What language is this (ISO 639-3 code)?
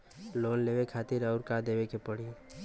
bho